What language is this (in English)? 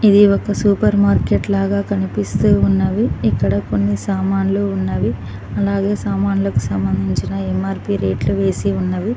Telugu